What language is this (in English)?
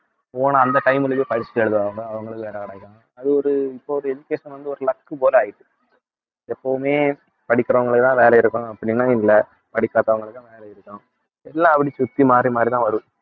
Tamil